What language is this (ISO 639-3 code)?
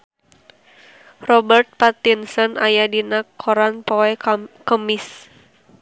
sun